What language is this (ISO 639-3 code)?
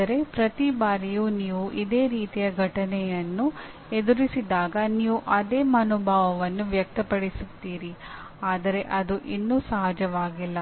kan